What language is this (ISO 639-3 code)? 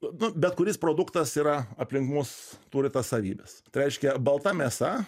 lit